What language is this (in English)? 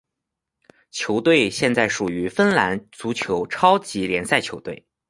Chinese